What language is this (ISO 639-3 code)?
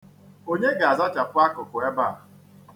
ibo